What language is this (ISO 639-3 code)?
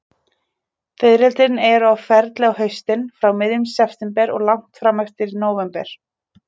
isl